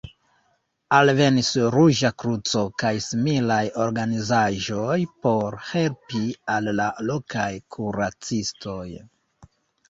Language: Esperanto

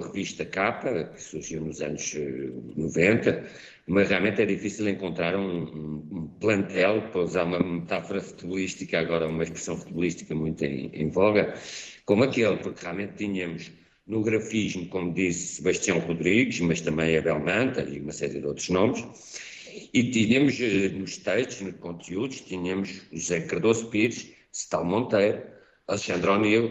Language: Portuguese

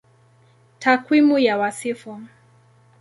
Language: Swahili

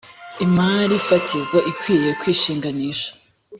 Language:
Kinyarwanda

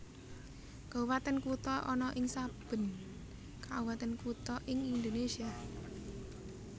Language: Javanese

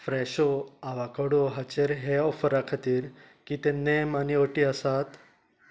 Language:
Konkani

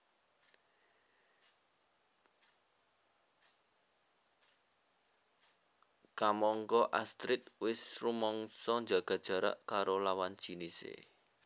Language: Javanese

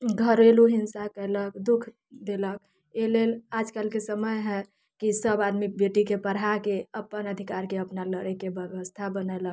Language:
Maithili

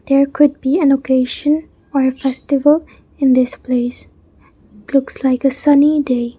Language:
English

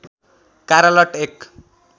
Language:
Nepali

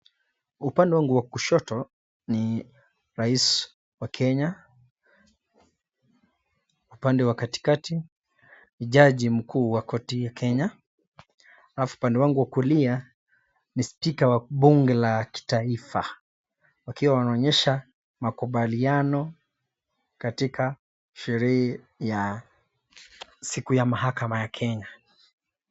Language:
Swahili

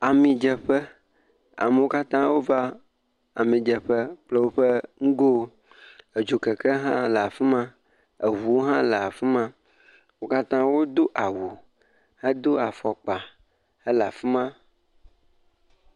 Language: Ewe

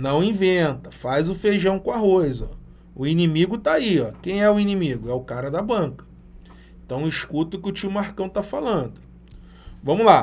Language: Portuguese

